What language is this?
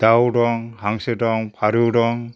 Bodo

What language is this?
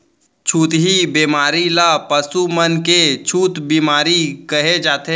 Chhattisgarhi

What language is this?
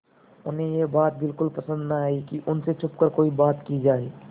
Hindi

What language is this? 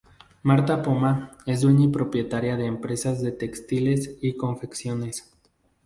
Spanish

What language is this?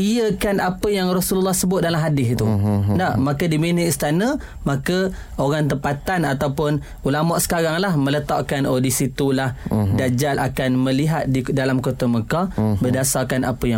Malay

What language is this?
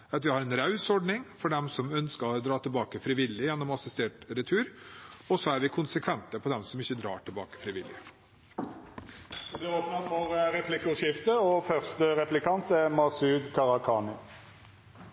Norwegian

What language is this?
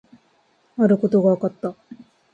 Japanese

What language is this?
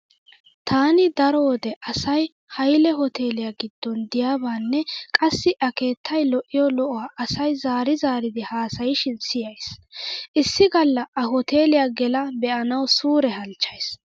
Wolaytta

